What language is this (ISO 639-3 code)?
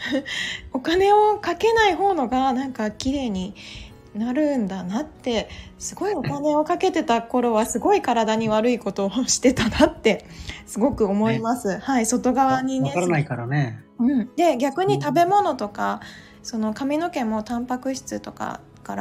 jpn